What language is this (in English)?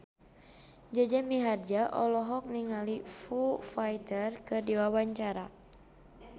Sundanese